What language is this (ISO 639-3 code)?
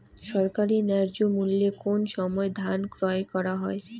ben